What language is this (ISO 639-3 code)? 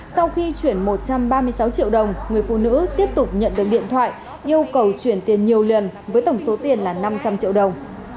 vie